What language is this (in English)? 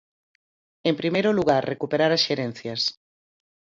Galician